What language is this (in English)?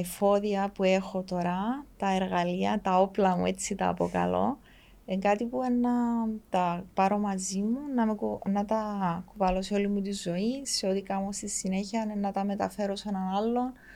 Greek